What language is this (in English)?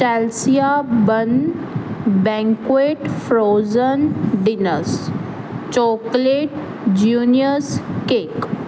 Punjabi